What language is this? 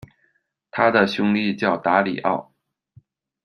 Chinese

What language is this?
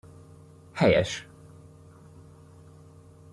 Hungarian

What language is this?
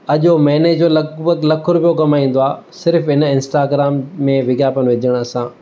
Sindhi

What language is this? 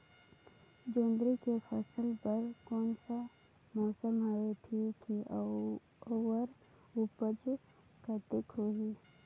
Chhattisgarhi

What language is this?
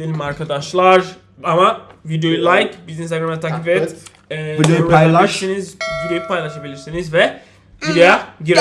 Turkish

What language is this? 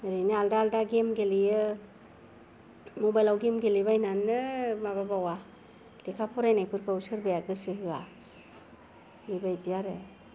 Bodo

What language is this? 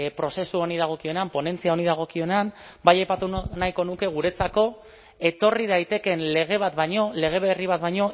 Basque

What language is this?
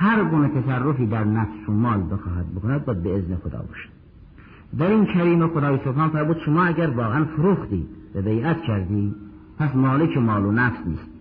Persian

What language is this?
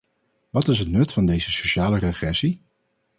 Dutch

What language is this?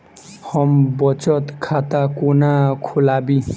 Maithili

